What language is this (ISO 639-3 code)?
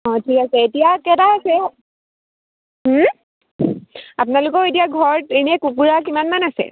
asm